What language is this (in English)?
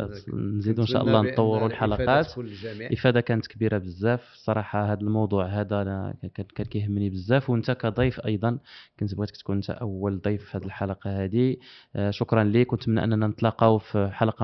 Arabic